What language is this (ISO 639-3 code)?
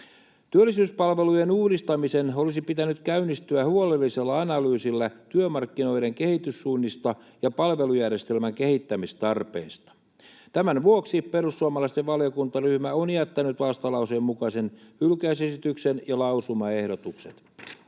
fin